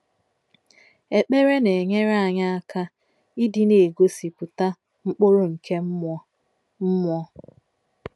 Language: Igbo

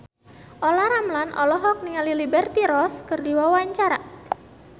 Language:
Sundanese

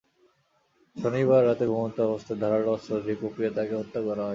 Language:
Bangla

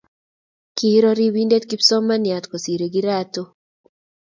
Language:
Kalenjin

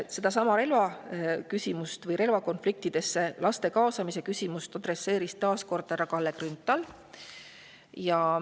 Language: Estonian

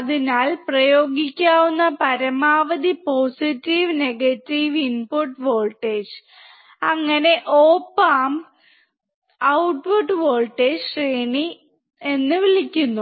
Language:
Malayalam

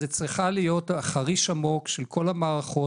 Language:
Hebrew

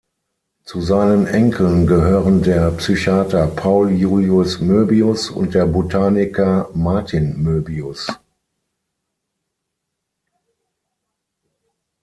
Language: German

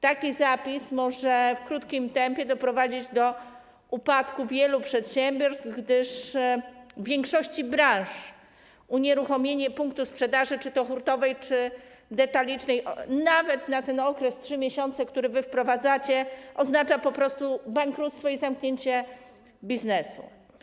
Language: Polish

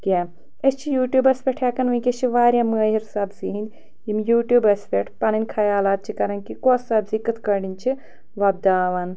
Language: Kashmiri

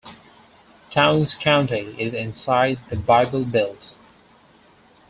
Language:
English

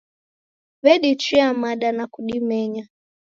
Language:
Taita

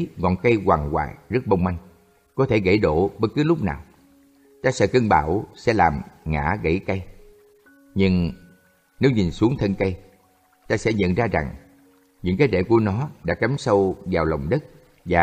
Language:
Vietnamese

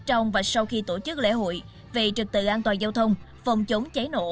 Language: Vietnamese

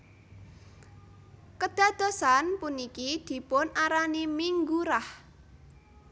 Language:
Javanese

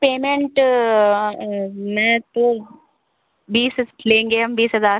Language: Hindi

